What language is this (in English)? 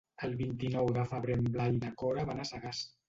Catalan